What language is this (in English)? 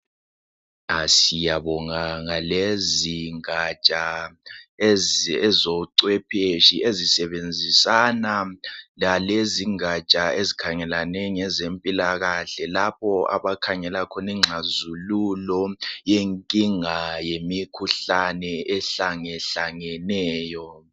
North Ndebele